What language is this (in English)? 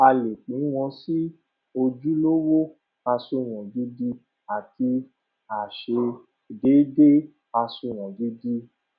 Yoruba